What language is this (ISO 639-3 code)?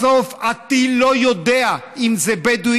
heb